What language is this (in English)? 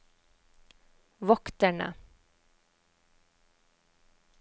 Norwegian